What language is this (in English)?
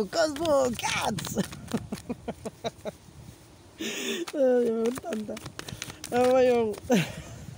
French